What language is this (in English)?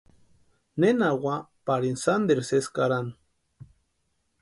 Western Highland Purepecha